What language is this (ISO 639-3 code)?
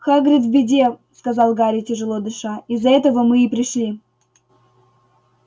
rus